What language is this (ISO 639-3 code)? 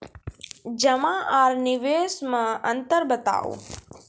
mai